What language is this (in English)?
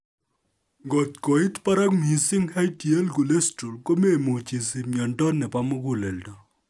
Kalenjin